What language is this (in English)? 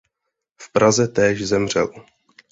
Czech